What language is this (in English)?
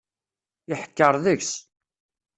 Kabyle